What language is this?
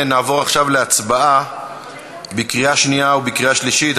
Hebrew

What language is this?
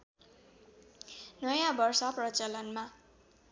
Nepali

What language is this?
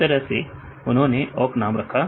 Hindi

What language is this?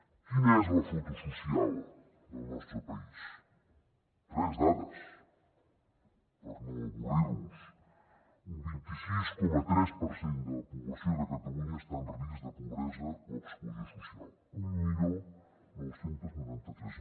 Catalan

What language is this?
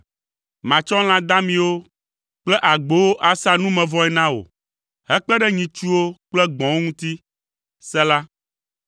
Ewe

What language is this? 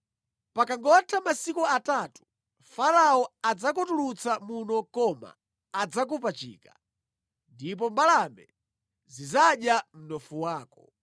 Nyanja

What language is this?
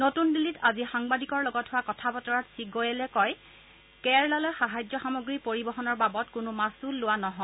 Assamese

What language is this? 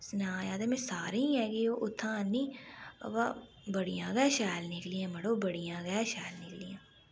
Dogri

